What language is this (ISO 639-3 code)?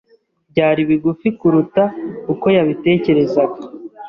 kin